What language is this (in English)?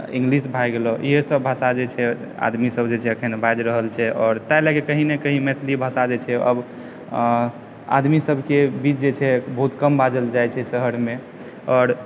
Maithili